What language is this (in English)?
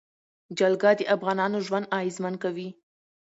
Pashto